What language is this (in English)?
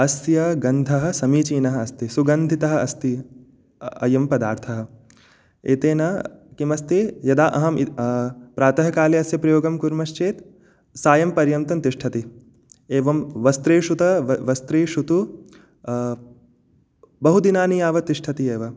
Sanskrit